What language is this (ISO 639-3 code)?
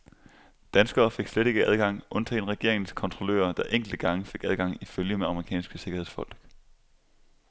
dan